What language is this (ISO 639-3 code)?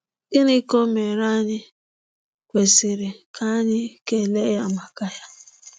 ibo